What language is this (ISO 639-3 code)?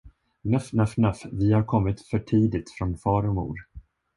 swe